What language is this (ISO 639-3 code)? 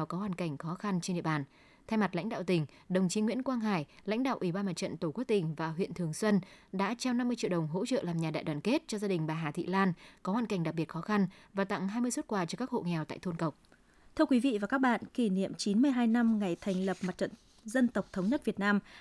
vie